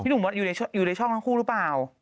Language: Thai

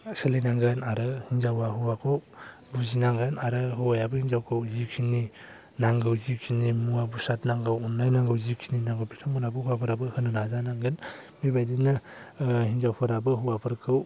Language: Bodo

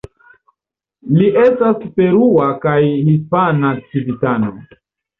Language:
Esperanto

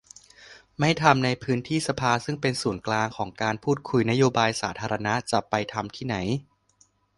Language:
Thai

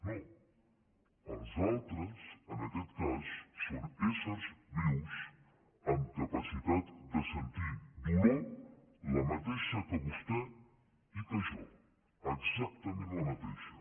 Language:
Catalan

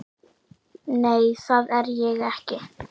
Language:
Icelandic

